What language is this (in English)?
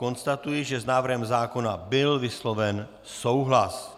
Czech